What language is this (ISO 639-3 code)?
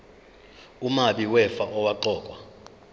zul